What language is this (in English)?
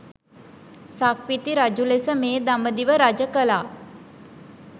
Sinhala